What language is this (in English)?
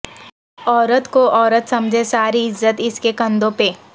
Urdu